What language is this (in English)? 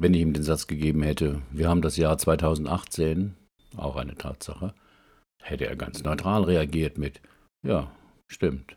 German